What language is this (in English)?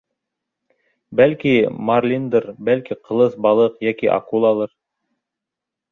Bashkir